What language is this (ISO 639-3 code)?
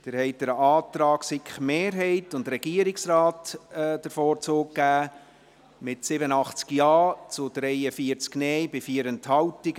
gsw